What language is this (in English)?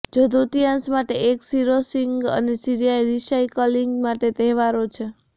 Gujarati